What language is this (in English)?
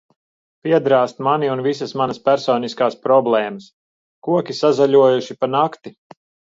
Latvian